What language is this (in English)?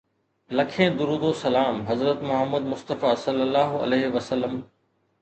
Sindhi